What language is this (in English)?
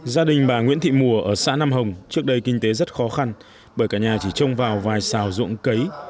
Vietnamese